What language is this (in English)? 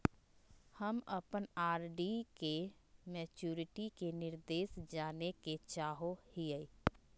Magahi